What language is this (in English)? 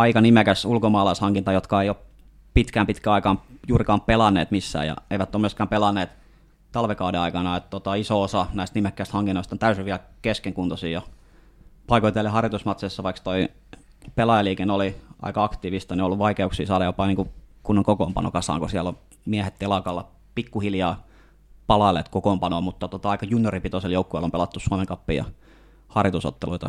Finnish